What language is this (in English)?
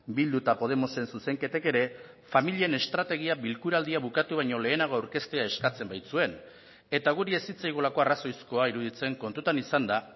Basque